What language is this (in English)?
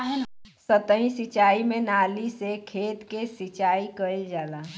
Bhojpuri